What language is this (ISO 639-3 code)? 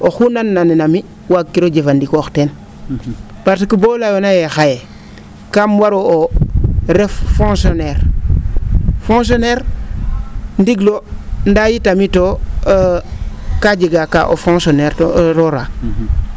srr